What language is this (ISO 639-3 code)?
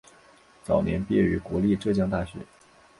zho